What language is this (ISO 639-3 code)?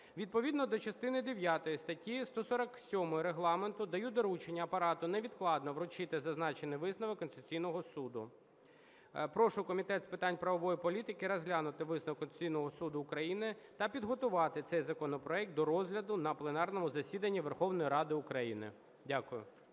ukr